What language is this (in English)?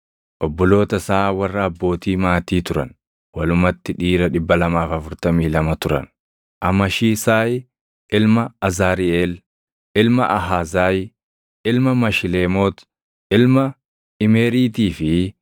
Oromo